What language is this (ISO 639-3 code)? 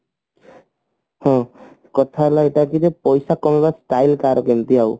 ori